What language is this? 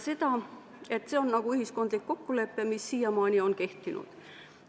Estonian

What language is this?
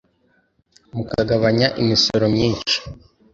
Kinyarwanda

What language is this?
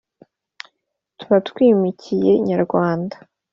Kinyarwanda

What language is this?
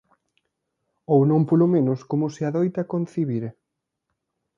Galician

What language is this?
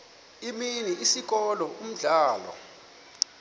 Xhosa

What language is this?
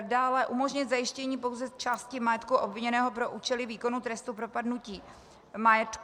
Czech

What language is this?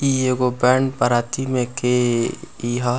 Bhojpuri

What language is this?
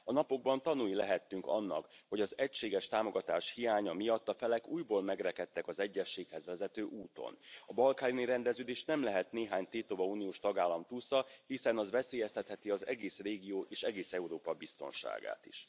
Hungarian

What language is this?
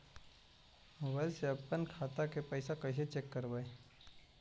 Magahi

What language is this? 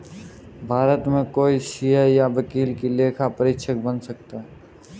Hindi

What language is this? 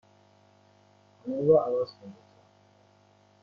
Persian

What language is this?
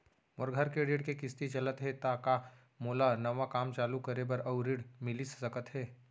Chhattisgarhi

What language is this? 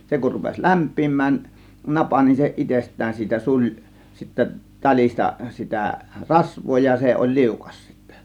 Finnish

